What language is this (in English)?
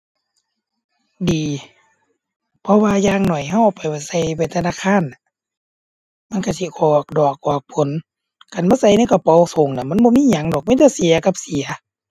Thai